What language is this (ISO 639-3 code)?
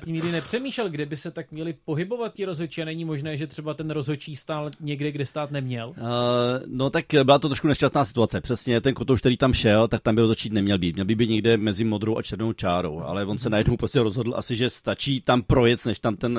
ces